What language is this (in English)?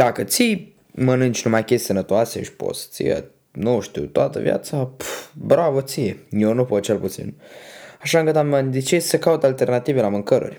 Romanian